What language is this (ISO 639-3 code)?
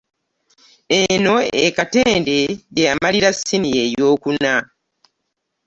lug